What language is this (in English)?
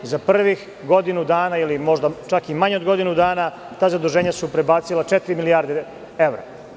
Serbian